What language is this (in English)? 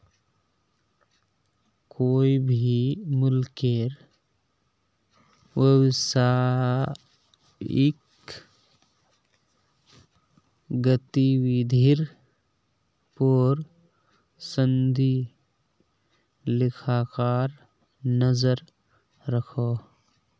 Magahi